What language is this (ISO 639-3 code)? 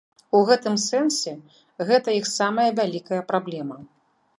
bel